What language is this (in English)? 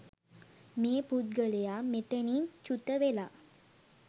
Sinhala